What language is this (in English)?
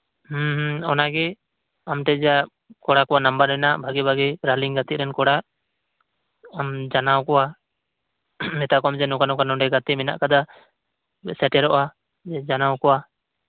Santali